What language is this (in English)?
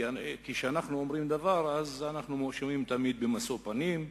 Hebrew